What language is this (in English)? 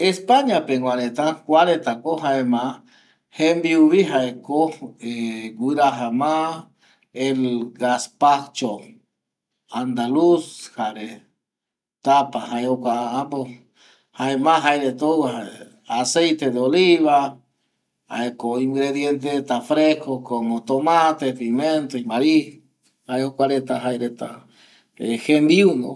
Eastern Bolivian Guaraní